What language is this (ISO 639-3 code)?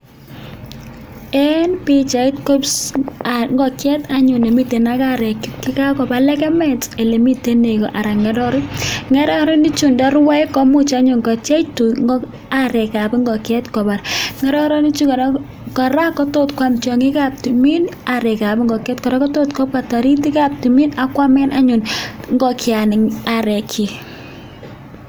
kln